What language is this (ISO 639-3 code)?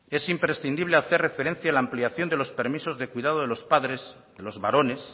spa